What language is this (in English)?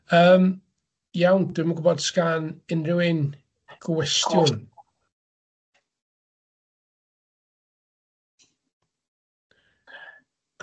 Welsh